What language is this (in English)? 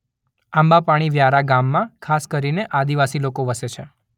Gujarati